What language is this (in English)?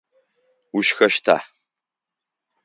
Adyghe